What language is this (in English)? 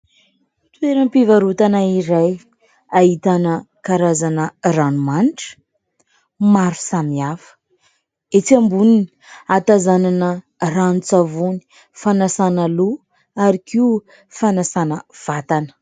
Malagasy